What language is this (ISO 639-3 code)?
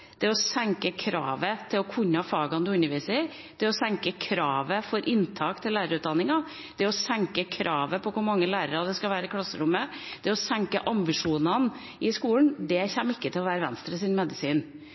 nob